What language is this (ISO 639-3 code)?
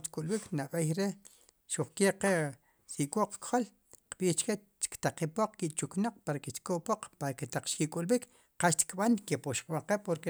qum